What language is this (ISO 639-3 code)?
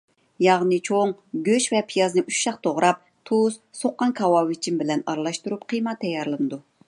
uig